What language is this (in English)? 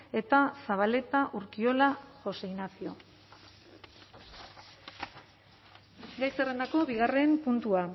Basque